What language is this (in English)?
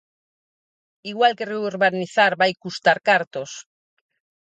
Galician